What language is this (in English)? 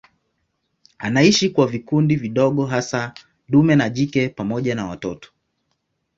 Swahili